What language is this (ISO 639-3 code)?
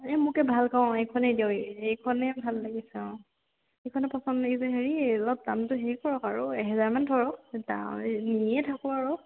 asm